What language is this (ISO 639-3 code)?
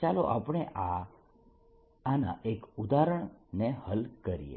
guj